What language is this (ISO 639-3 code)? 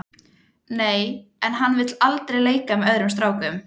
isl